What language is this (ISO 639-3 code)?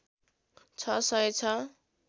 nep